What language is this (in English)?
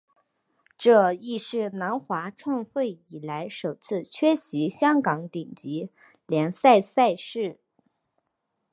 Chinese